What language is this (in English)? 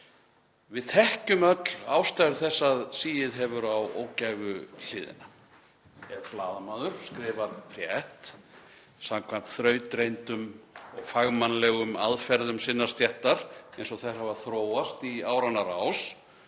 Icelandic